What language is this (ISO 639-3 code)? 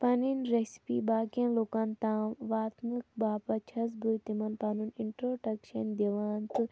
kas